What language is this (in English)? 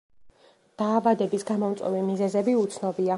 Georgian